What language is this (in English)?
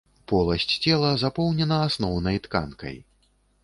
Belarusian